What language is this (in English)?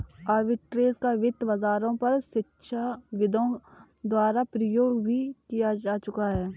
Hindi